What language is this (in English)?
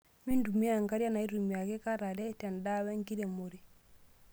Masai